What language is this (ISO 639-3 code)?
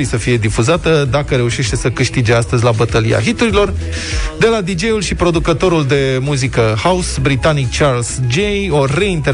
ron